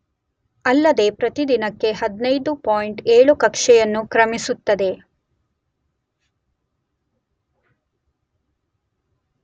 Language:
Kannada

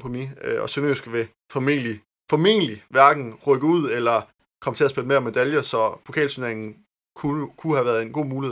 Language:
Danish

